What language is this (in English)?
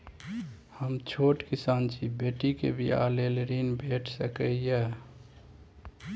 Maithili